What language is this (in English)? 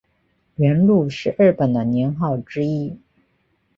Chinese